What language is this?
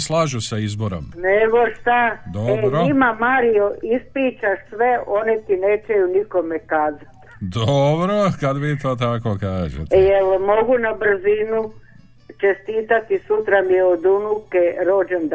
Croatian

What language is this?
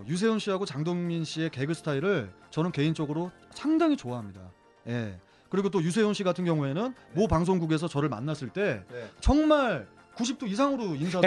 Korean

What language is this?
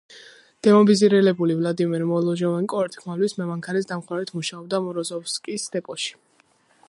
Georgian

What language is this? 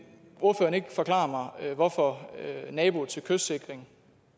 Danish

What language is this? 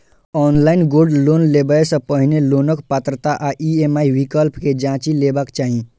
Maithili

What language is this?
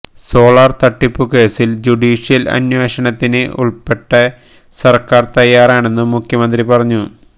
Malayalam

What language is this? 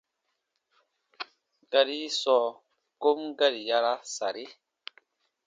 Baatonum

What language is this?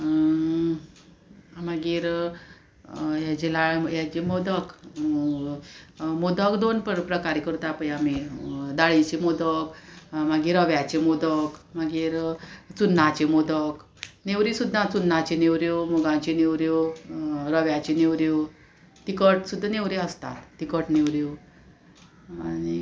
Konkani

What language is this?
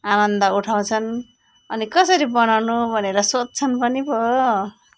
Nepali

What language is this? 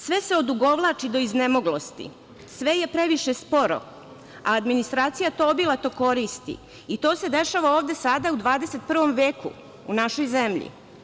Serbian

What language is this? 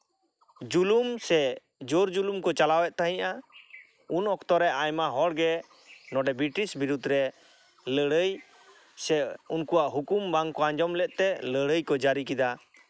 Santali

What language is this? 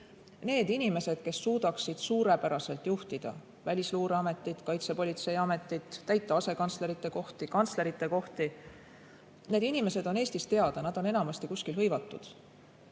Estonian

